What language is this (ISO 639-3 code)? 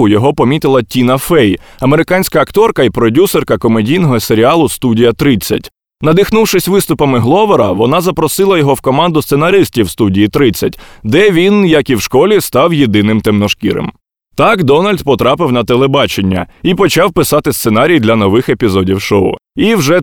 ukr